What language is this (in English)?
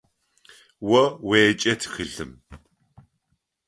Adyghe